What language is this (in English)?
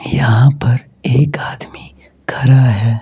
Hindi